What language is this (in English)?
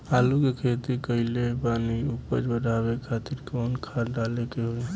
Bhojpuri